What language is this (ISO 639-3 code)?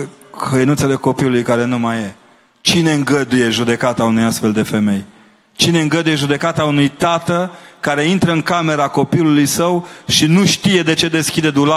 ron